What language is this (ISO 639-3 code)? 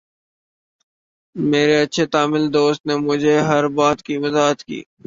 urd